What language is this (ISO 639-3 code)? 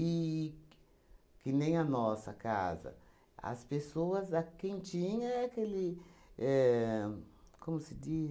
por